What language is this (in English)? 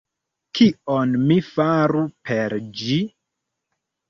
Esperanto